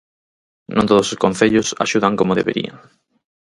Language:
Galician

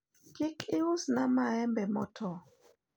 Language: Luo (Kenya and Tanzania)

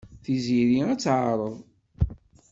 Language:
Kabyle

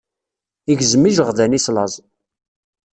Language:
Kabyle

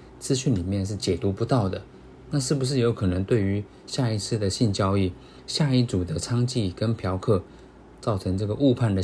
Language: Chinese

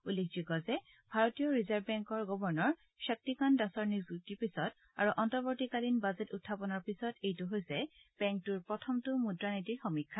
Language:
Assamese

